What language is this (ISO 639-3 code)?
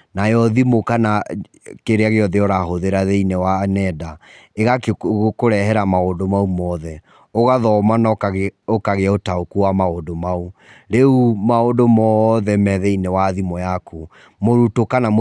kik